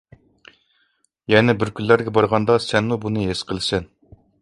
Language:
Uyghur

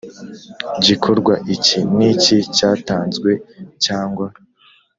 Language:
Kinyarwanda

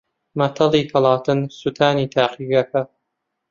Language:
Central Kurdish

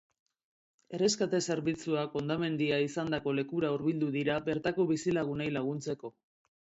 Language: Basque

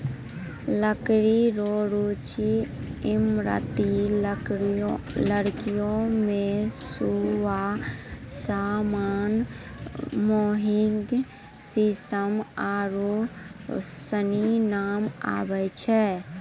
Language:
Maithili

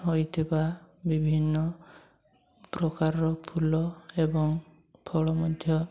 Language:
Odia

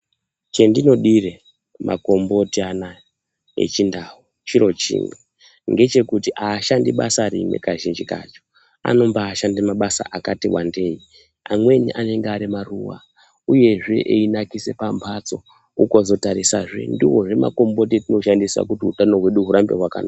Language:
Ndau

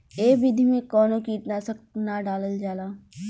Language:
Bhojpuri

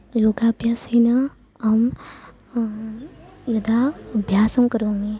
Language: Sanskrit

